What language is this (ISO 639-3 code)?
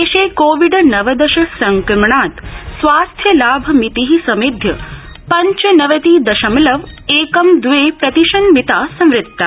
san